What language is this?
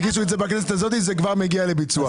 Hebrew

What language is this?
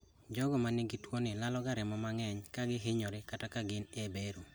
Luo (Kenya and Tanzania)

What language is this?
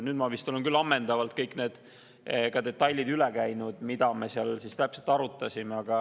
Estonian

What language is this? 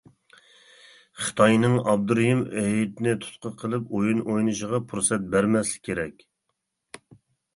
Uyghur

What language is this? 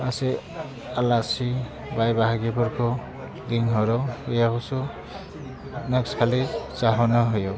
Bodo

